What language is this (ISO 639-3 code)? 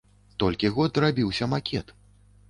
bel